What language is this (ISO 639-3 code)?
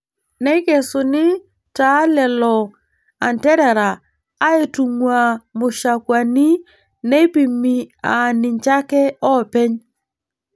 mas